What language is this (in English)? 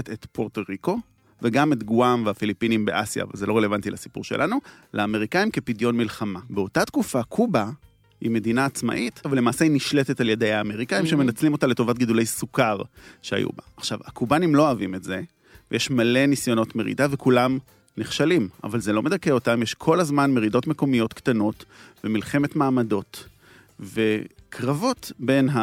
Hebrew